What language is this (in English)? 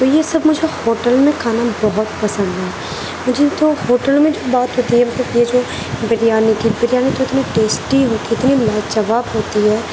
Urdu